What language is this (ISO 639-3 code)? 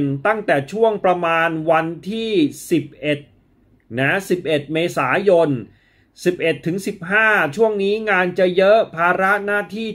tha